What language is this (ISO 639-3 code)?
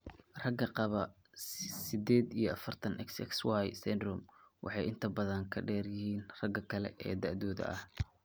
som